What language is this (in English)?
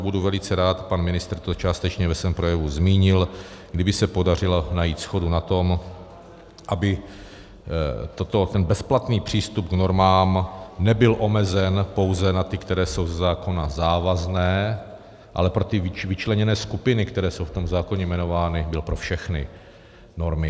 Czech